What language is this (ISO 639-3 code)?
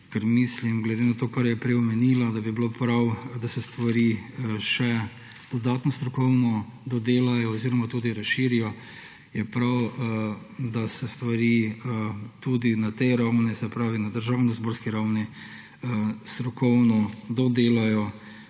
slv